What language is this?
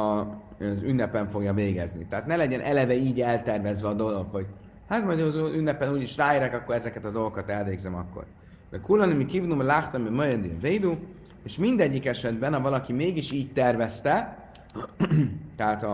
Hungarian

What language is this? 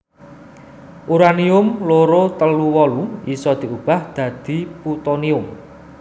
Javanese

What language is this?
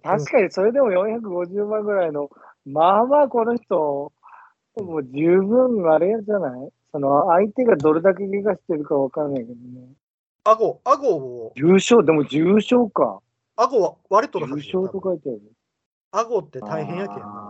Japanese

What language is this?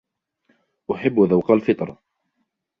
Arabic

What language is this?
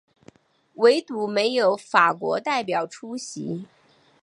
Chinese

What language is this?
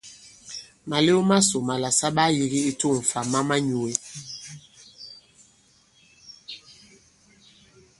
Bankon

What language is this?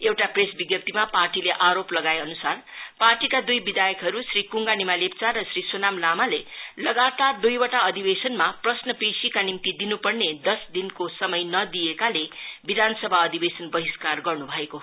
Nepali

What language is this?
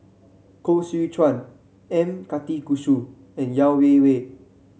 English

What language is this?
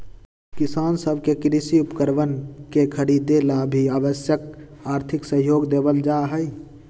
Magahi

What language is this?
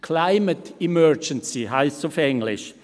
Swiss German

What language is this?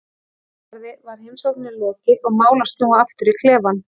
Icelandic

